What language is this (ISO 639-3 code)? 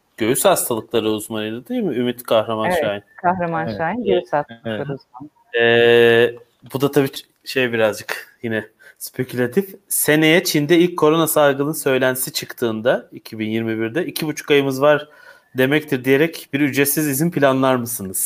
tur